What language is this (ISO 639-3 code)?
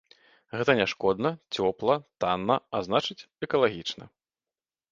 bel